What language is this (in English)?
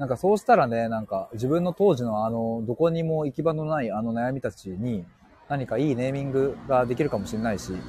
Japanese